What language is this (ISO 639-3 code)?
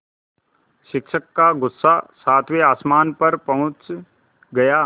hin